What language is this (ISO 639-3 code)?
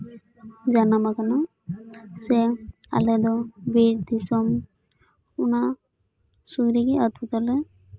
sat